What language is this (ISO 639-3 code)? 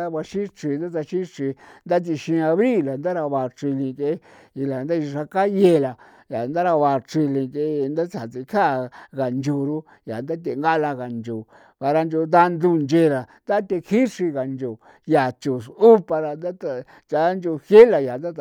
pow